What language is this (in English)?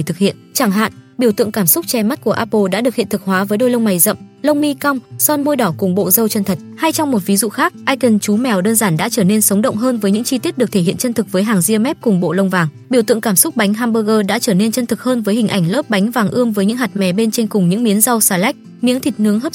Vietnamese